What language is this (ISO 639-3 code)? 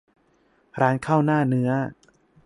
tha